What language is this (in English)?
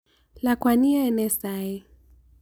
Kalenjin